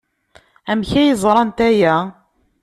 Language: Kabyle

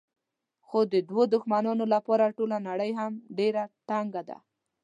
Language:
Pashto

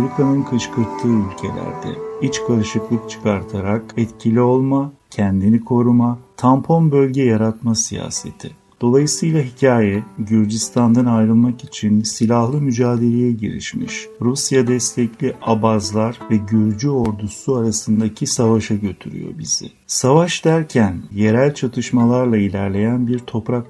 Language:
Turkish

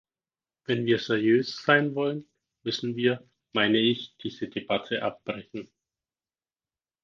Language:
German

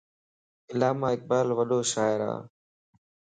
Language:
Lasi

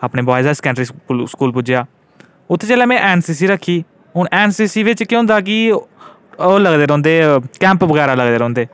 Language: Dogri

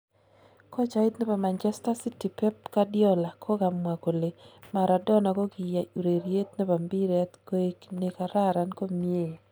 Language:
Kalenjin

